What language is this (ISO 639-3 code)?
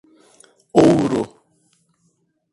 por